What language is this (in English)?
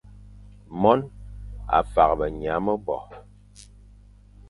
Fang